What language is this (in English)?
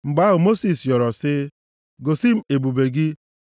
Igbo